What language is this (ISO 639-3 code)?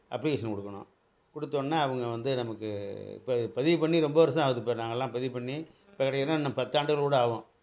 tam